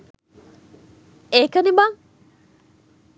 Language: Sinhala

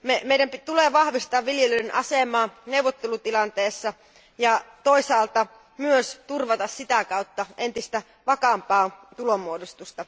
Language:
Finnish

